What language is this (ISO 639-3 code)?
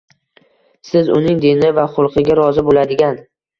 uzb